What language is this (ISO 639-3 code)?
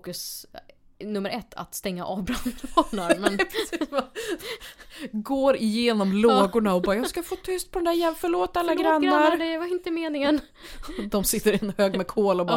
swe